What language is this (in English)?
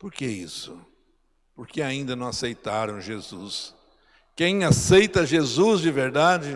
Portuguese